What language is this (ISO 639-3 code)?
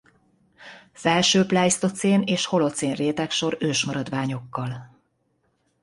hun